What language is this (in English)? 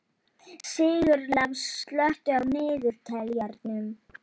Icelandic